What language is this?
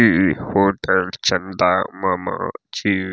Maithili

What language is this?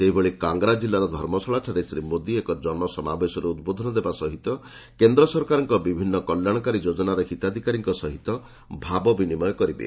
Odia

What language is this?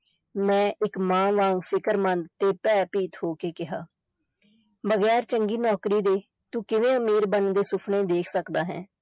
Punjabi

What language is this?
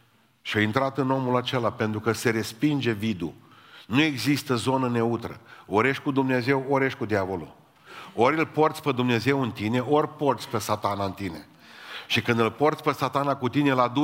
Romanian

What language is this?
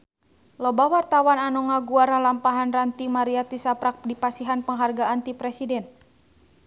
Sundanese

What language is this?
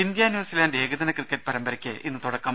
Malayalam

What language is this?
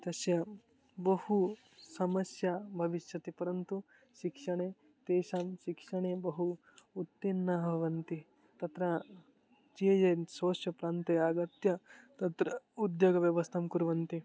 Sanskrit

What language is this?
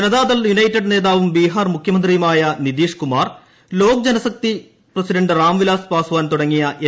Malayalam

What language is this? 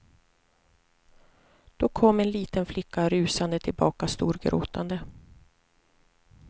Swedish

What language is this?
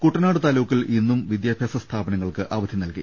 Malayalam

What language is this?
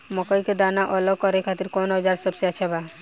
Bhojpuri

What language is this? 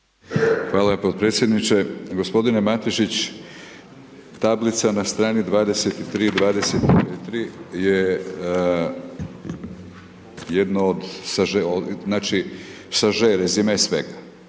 Croatian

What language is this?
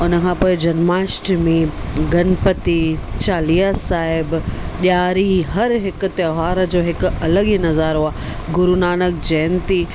Sindhi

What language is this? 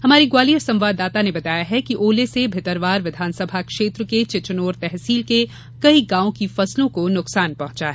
Hindi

